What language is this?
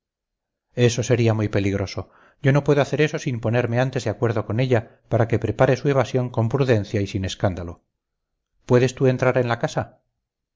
Spanish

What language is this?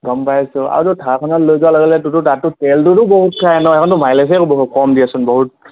Assamese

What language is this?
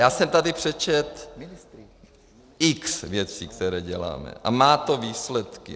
Czech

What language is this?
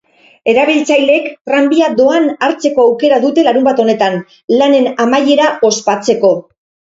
Basque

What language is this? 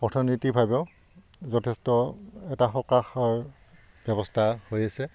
Assamese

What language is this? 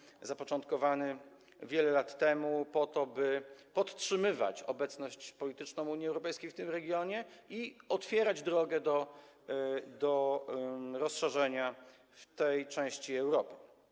Polish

